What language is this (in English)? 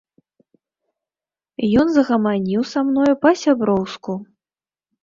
Belarusian